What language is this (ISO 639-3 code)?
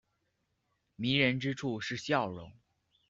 zho